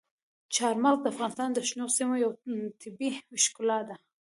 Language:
Pashto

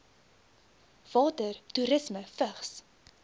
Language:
Afrikaans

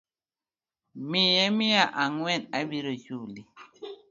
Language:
Luo (Kenya and Tanzania)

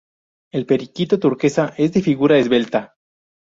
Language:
Spanish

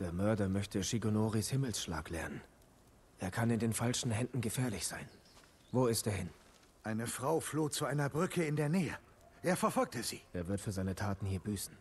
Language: German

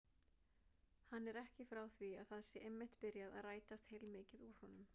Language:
Icelandic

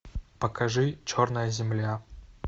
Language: Russian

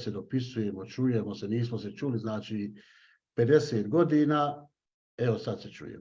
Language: Bosnian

